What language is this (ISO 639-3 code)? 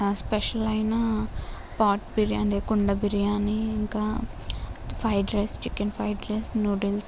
tel